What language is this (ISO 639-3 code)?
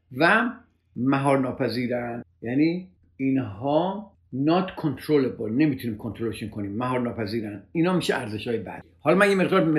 fas